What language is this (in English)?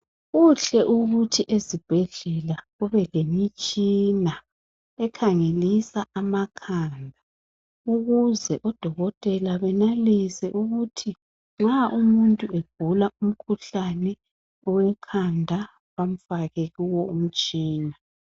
North Ndebele